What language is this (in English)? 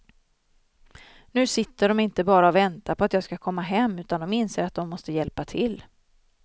Swedish